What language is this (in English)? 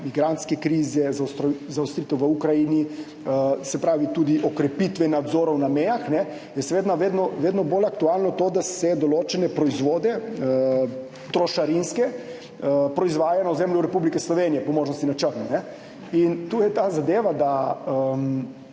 Slovenian